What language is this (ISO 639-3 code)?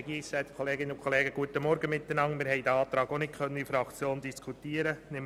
gsw